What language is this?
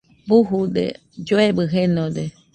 Nüpode Huitoto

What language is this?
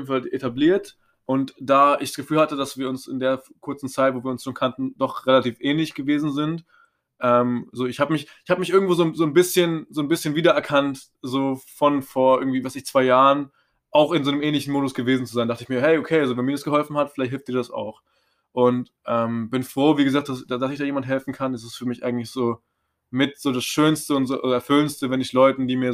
German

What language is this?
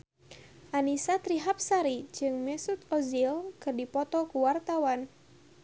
Sundanese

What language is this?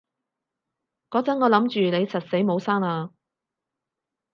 Cantonese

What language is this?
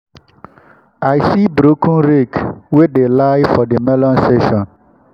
Nigerian Pidgin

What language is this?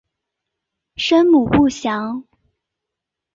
Chinese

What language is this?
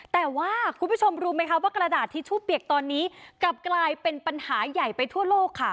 Thai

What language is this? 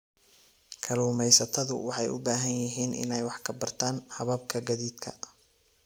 Somali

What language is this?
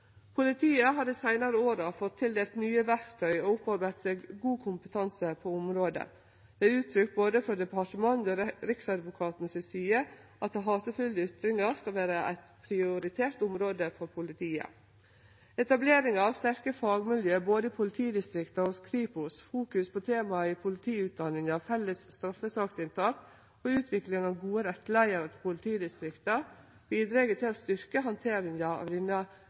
Norwegian Nynorsk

